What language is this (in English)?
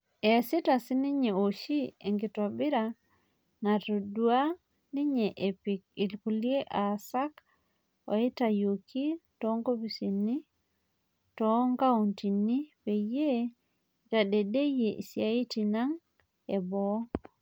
Masai